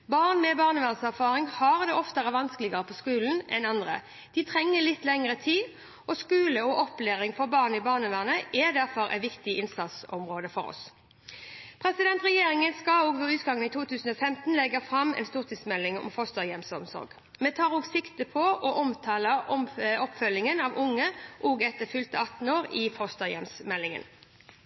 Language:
Norwegian Bokmål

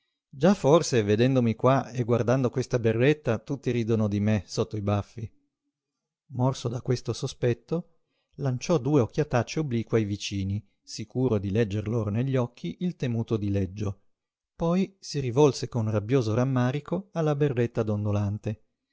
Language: Italian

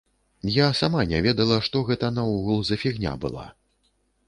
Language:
Belarusian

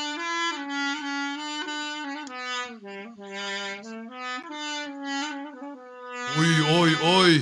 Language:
Turkish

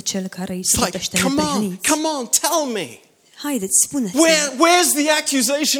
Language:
Romanian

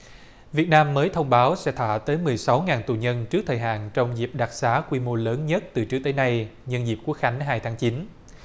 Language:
Vietnamese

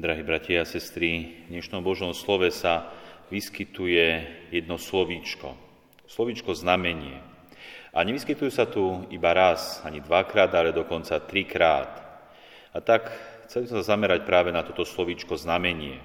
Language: Slovak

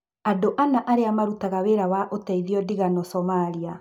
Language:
Kikuyu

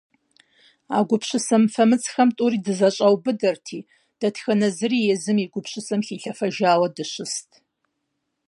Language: Kabardian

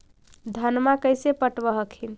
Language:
Magahi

